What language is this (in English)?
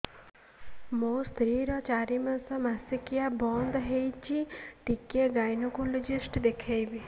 Odia